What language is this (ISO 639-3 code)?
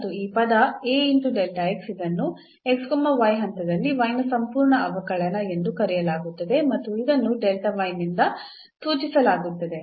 kan